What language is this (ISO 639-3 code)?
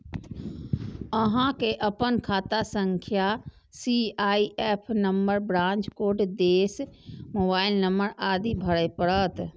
mai